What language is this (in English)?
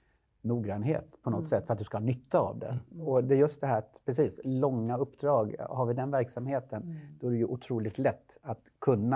Swedish